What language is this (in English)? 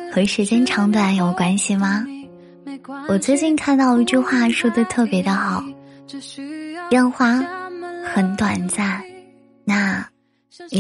Chinese